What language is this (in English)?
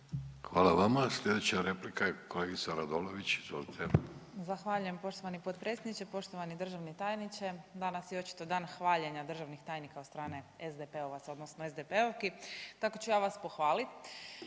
Croatian